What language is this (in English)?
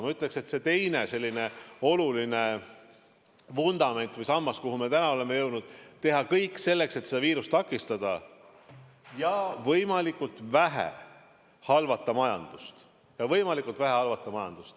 Estonian